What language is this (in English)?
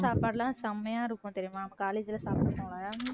Tamil